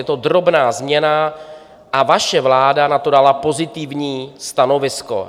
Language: Czech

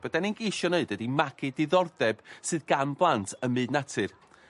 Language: Welsh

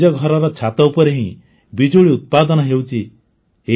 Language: Odia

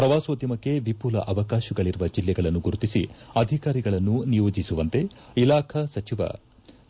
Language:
Kannada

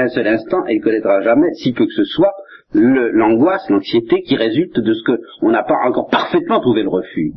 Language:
French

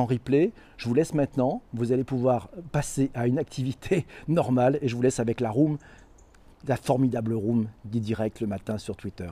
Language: French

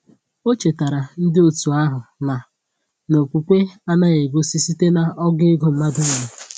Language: Igbo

